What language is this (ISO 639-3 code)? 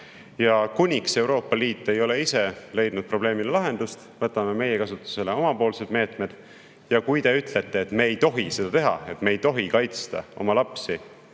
est